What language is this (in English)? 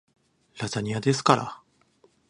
Japanese